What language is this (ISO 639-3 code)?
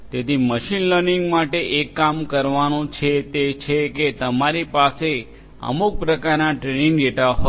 guj